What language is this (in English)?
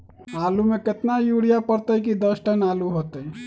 Magahi